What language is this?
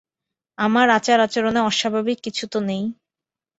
Bangla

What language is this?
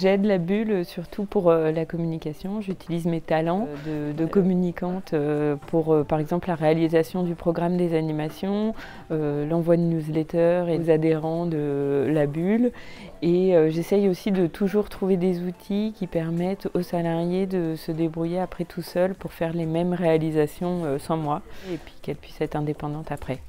French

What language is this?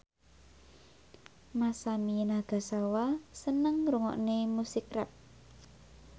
Javanese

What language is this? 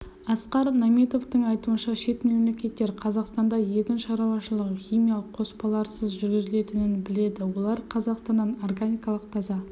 Kazakh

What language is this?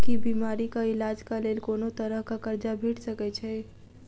Maithili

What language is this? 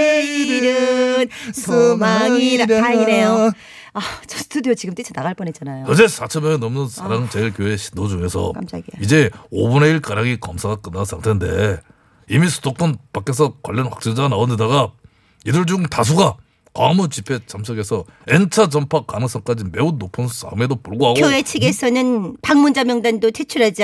Korean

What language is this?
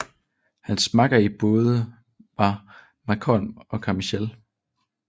Danish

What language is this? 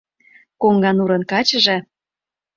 Mari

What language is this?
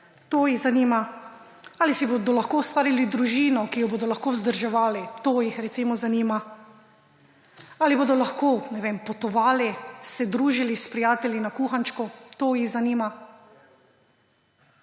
Slovenian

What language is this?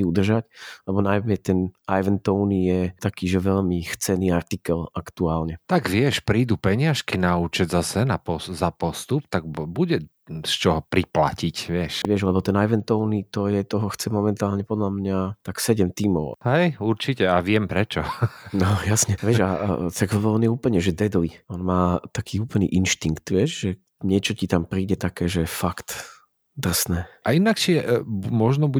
Slovak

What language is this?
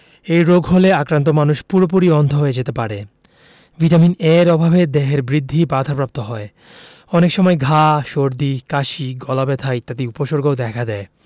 Bangla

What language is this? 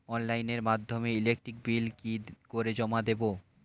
Bangla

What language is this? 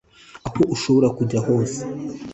Kinyarwanda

